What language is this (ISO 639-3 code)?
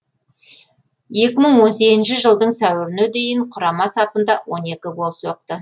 kaz